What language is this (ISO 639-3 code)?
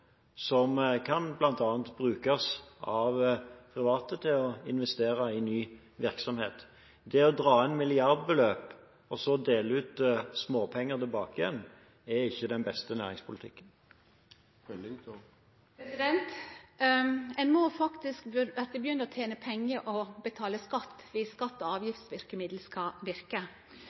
nor